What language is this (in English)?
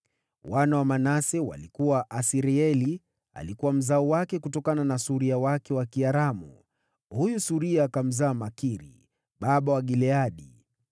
Swahili